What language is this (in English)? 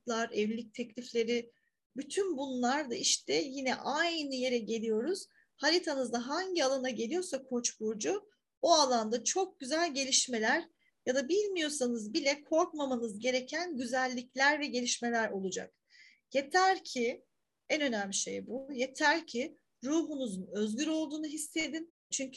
Turkish